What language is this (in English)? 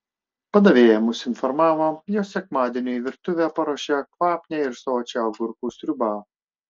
Lithuanian